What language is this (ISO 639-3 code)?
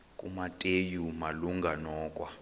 xho